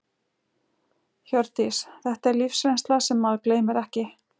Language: Icelandic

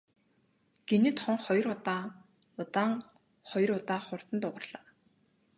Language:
Mongolian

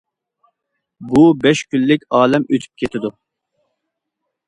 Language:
Uyghur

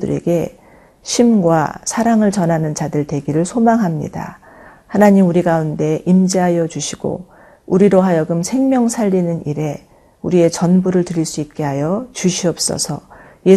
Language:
Korean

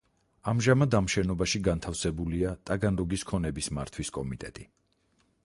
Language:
Georgian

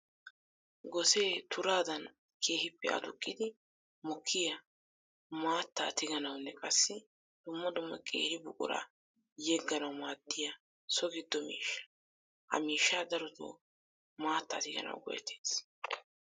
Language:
Wolaytta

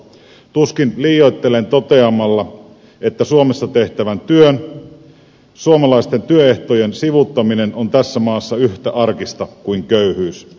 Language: Finnish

